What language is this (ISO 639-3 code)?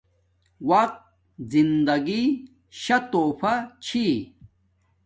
dmk